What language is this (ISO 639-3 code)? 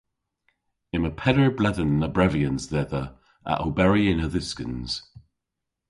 cor